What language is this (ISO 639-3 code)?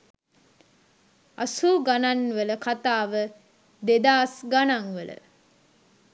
sin